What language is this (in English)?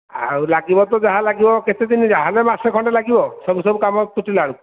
Odia